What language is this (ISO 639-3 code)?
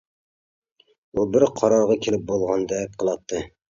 uig